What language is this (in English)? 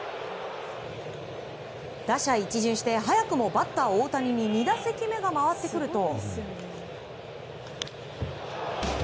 Japanese